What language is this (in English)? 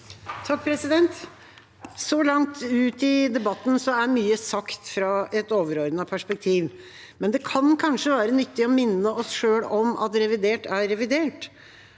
Norwegian